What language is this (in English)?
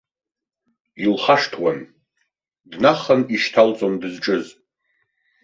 Abkhazian